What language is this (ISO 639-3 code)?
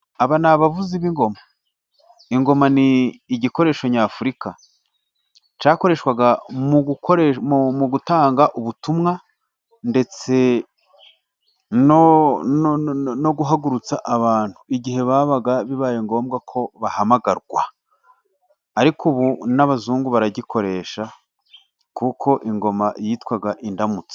kin